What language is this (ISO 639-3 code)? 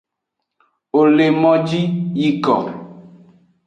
ajg